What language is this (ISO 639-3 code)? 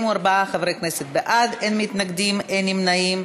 heb